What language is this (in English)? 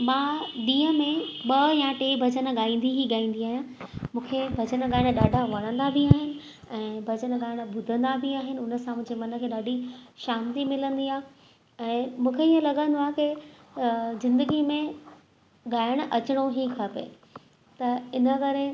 Sindhi